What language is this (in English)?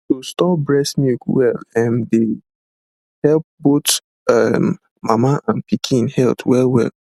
Nigerian Pidgin